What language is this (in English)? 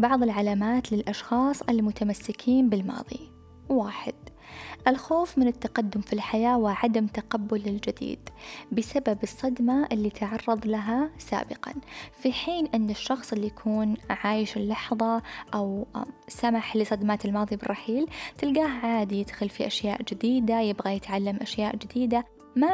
Arabic